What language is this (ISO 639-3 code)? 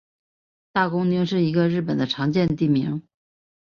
zho